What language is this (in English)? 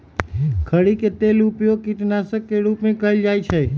Magahi